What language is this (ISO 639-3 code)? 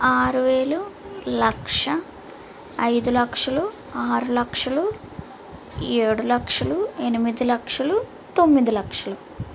tel